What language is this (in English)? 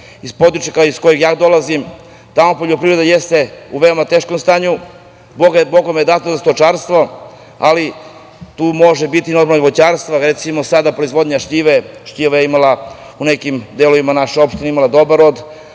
Serbian